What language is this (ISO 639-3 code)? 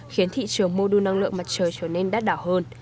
vie